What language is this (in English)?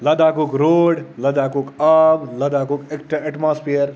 Kashmiri